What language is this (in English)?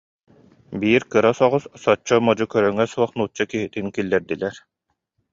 Yakut